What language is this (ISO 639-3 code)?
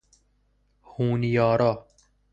fas